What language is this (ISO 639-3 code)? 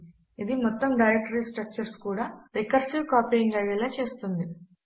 tel